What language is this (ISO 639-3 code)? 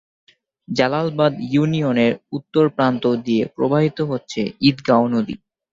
ben